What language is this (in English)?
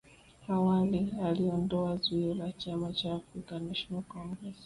Swahili